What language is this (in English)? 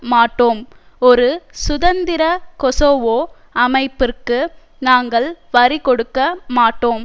Tamil